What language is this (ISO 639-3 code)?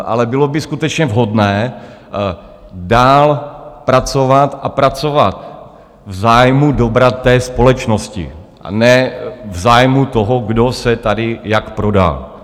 ces